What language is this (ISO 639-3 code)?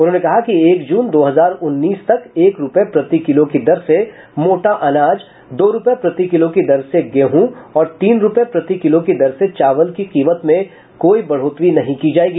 hin